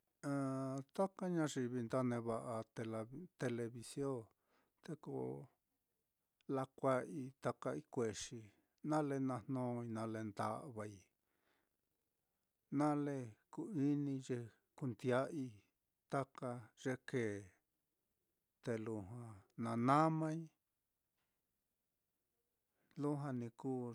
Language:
Mitlatongo Mixtec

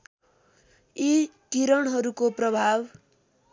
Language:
Nepali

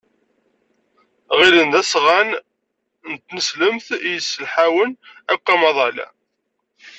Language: Kabyle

